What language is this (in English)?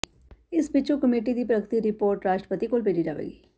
Punjabi